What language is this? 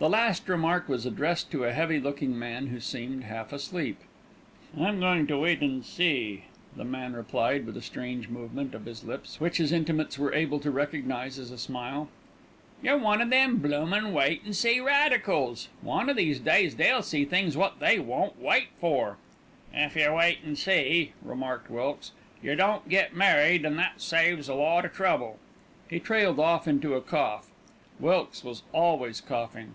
English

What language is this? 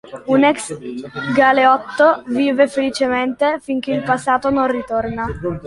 Italian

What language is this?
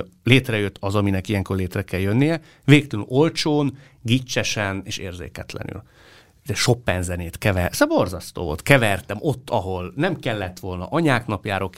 Hungarian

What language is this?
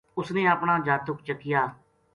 Gujari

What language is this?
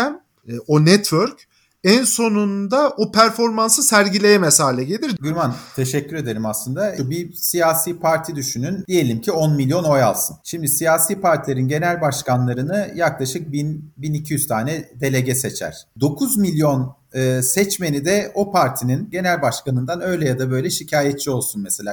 Turkish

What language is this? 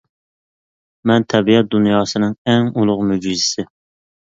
Uyghur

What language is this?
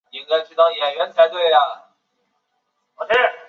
Chinese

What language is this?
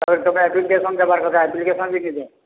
Odia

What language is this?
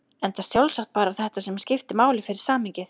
Icelandic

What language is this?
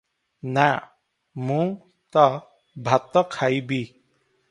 Odia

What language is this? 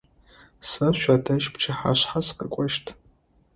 Adyghe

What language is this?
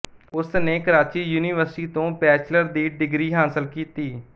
Punjabi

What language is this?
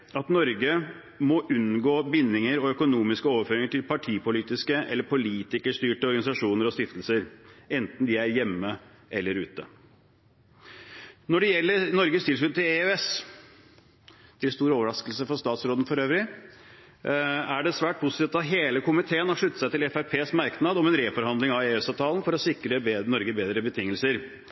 Norwegian Bokmål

